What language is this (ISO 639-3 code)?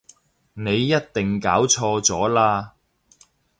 yue